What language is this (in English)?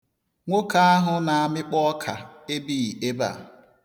Igbo